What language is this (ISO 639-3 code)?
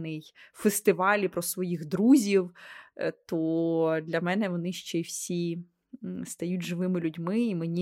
ukr